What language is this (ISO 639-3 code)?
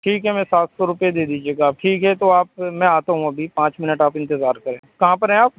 urd